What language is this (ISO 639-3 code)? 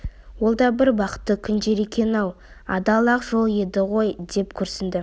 kaz